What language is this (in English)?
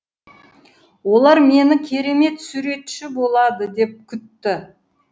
Kazakh